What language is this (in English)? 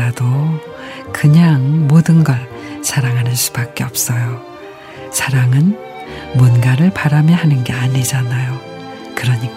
Korean